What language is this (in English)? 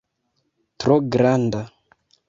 Esperanto